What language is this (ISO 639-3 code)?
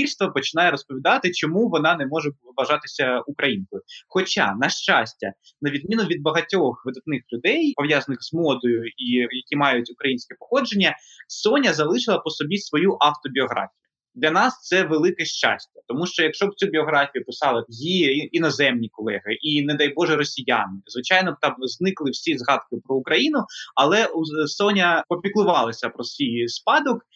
ukr